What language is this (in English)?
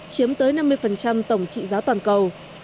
Vietnamese